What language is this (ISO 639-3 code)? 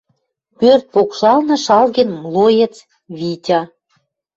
mrj